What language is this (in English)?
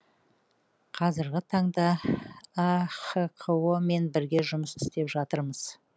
Kazakh